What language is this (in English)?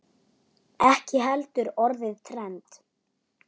Icelandic